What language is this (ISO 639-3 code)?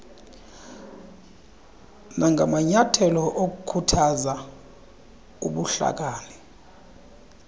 xho